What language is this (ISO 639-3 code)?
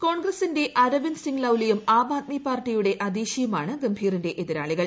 mal